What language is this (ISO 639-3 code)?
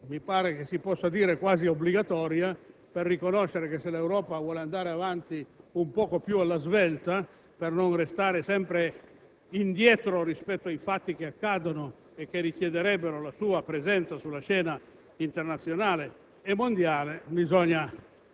ita